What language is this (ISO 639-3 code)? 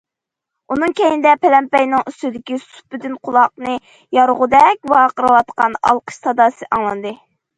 uig